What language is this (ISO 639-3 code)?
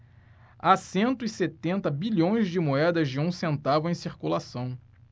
por